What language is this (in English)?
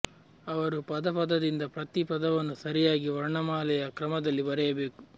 Kannada